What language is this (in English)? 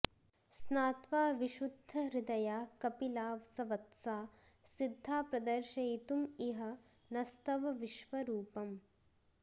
Sanskrit